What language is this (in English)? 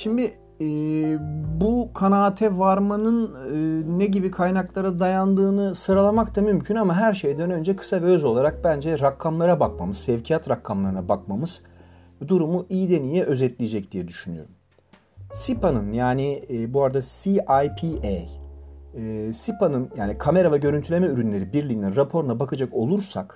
Turkish